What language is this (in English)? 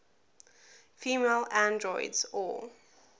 English